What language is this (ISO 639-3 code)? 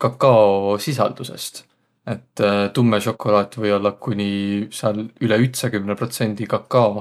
vro